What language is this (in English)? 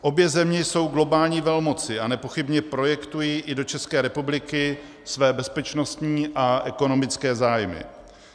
Czech